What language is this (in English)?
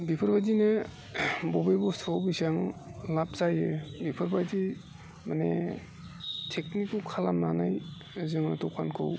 Bodo